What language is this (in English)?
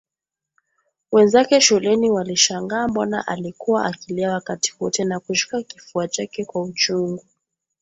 Swahili